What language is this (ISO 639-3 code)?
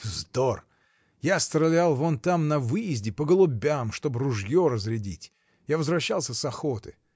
rus